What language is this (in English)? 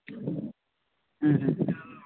Santali